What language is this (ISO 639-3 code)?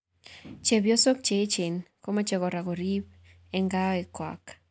kln